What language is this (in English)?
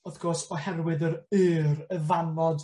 Welsh